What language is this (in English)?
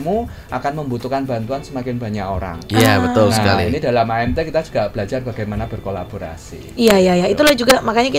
Indonesian